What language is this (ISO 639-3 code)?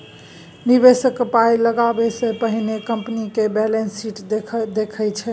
mai